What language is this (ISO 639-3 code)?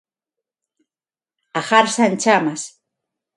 glg